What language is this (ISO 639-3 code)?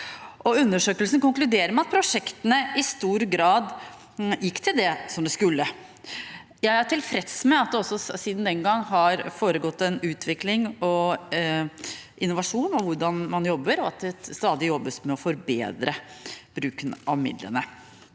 nor